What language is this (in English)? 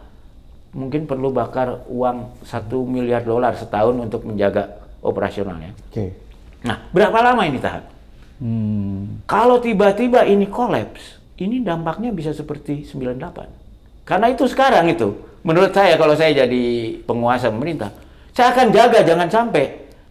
Indonesian